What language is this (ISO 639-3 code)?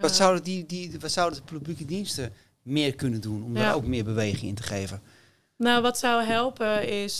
nld